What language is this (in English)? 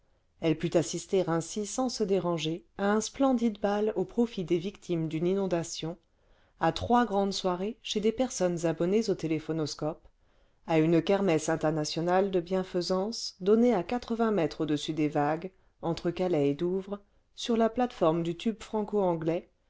French